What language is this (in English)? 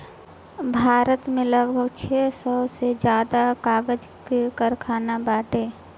Bhojpuri